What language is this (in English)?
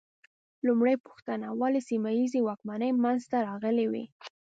Pashto